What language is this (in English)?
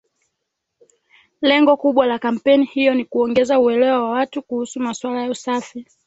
Swahili